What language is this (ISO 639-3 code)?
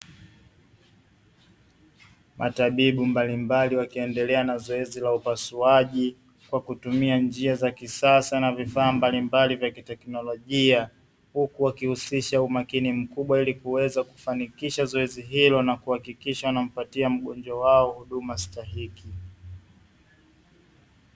swa